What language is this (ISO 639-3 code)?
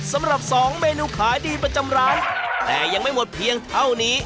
tha